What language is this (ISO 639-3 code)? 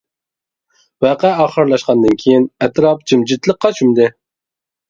uig